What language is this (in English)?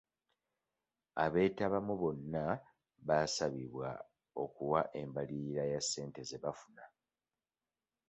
Ganda